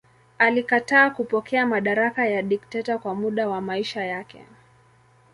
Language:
Swahili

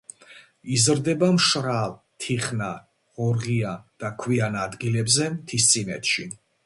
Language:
Georgian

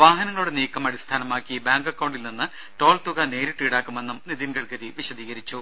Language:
Malayalam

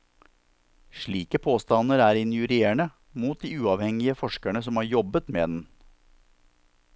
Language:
Norwegian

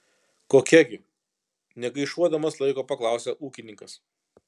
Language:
Lithuanian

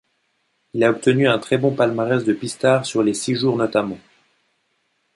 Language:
French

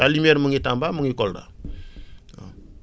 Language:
Wolof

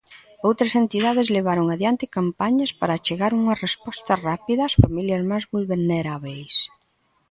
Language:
Galician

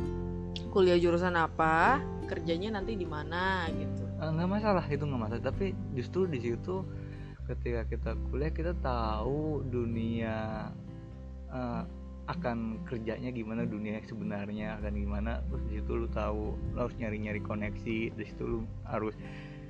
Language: Indonesian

